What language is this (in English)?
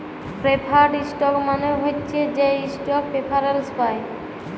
Bangla